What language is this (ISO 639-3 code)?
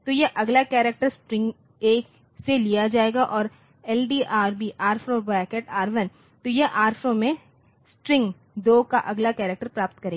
hin